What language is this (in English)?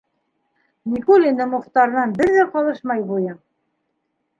Bashkir